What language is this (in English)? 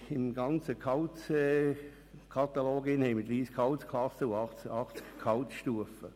Swiss German